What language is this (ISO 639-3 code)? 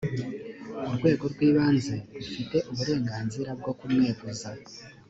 kin